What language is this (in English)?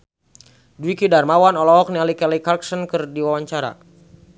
Sundanese